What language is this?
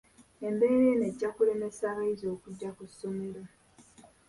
Ganda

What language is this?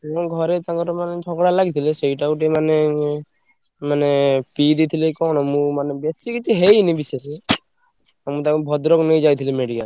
Odia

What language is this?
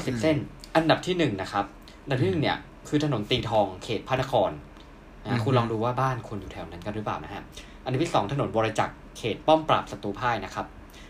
Thai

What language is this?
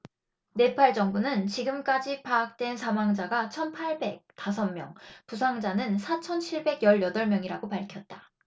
Korean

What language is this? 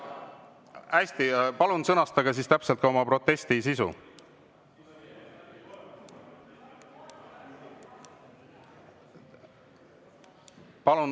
Estonian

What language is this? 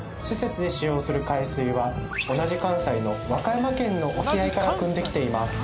Japanese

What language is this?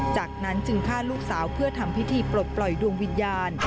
Thai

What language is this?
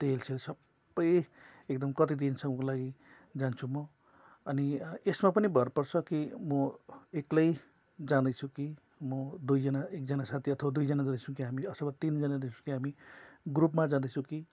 Nepali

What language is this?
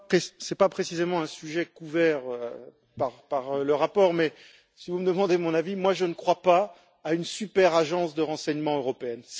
French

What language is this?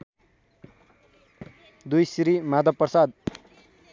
Nepali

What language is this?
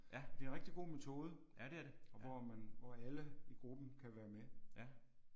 Danish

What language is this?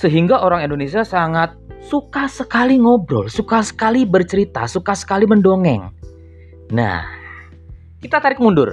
Indonesian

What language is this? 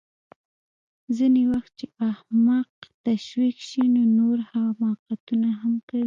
Pashto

